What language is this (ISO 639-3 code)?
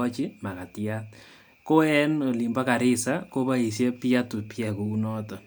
kln